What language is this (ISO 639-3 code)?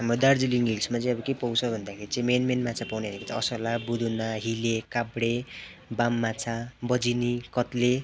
nep